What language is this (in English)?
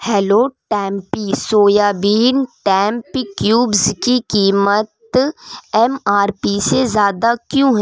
Urdu